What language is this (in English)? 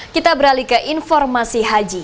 Indonesian